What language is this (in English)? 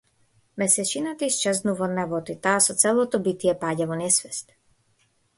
Macedonian